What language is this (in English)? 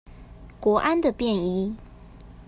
Chinese